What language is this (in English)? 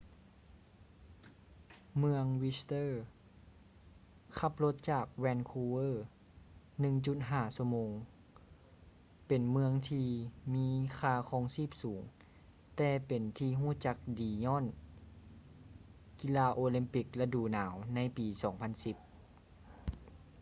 Lao